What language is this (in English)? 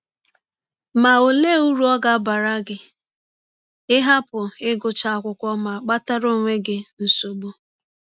Igbo